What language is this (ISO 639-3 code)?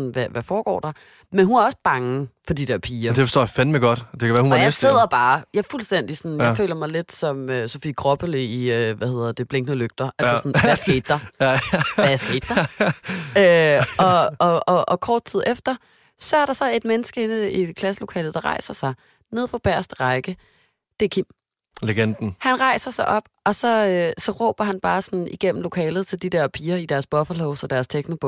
dan